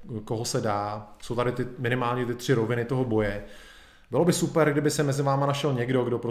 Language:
Czech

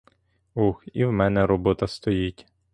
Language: Ukrainian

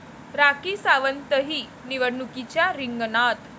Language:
Marathi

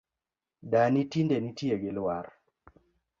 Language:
Luo (Kenya and Tanzania)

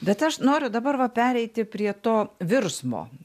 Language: Lithuanian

